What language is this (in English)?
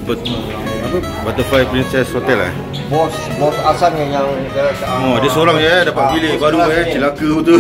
Malay